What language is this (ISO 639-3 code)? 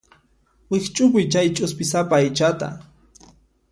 qxp